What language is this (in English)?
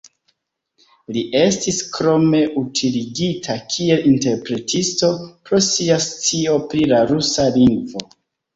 Esperanto